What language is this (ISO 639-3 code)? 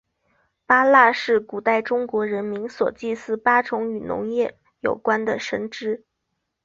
zho